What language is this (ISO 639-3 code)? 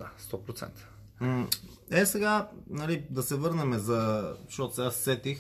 bul